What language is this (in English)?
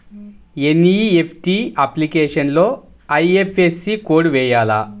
Telugu